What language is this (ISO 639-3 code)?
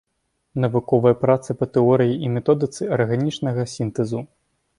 bel